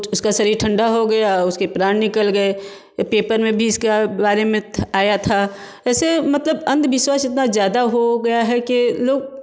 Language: Hindi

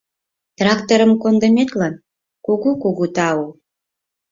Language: Mari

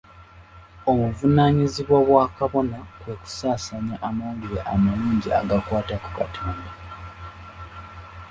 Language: Ganda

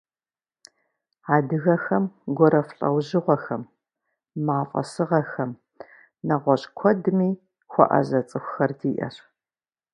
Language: Kabardian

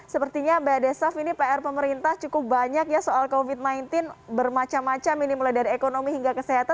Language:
Indonesian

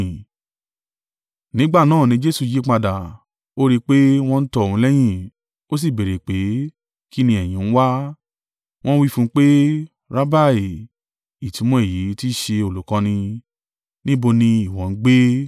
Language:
Yoruba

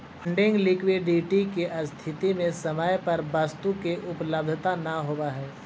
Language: Magahi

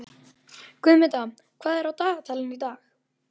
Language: Icelandic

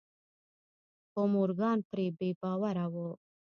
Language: Pashto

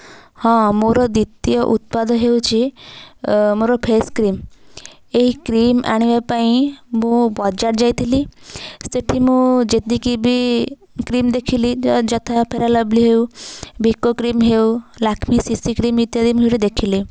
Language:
Odia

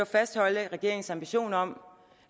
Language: Danish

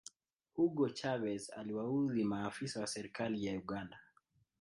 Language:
Swahili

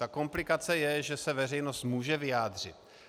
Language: Czech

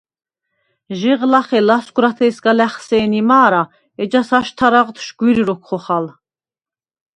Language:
Svan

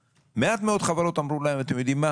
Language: Hebrew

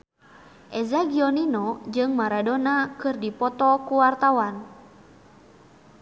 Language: Sundanese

